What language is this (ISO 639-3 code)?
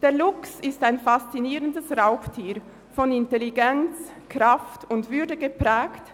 gsw